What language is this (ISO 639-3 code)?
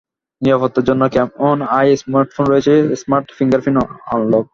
ben